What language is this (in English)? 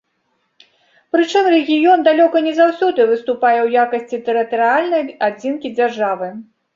Belarusian